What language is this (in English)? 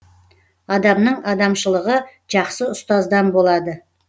Kazakh